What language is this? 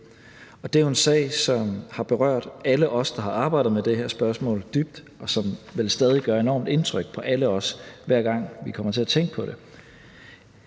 Danish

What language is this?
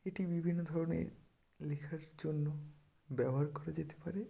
Bangla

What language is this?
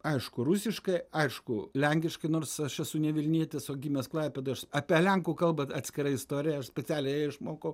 Lithuanian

